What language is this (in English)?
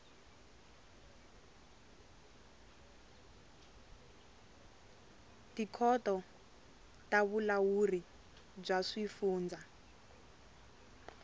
Tsonga